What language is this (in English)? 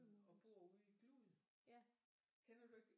Danish